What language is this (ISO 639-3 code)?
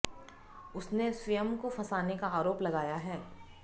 hin